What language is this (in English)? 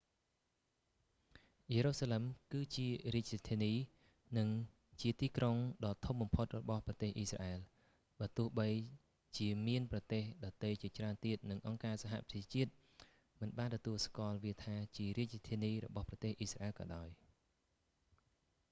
Khmer